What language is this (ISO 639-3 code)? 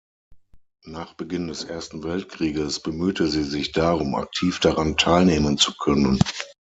deu